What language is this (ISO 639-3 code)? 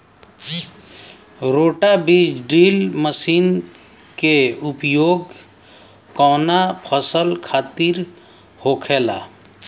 bho